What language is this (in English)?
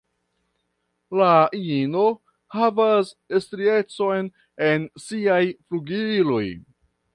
Esperanto